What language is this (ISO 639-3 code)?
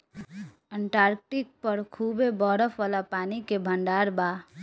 bho